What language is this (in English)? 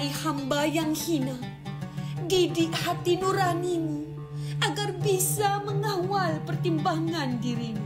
Malay